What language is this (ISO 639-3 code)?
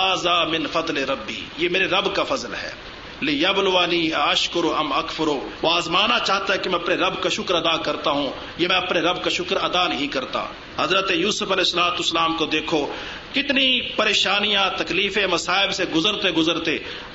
urd